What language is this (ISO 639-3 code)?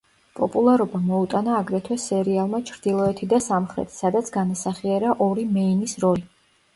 kat